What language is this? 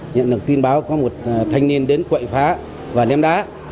Vietnamese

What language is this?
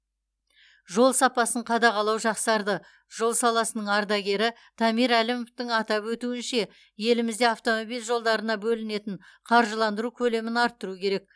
Kazakh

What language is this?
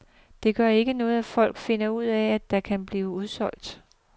Danish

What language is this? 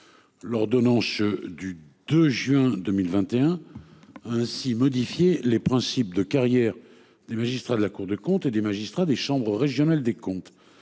French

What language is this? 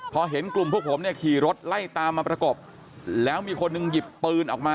Thai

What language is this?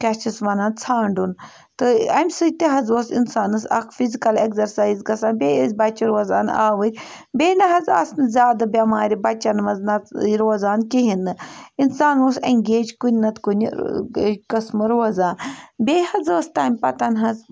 Kashmiri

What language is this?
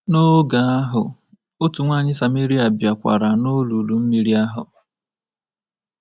Igbo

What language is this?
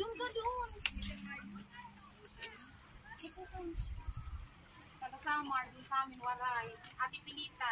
Filipino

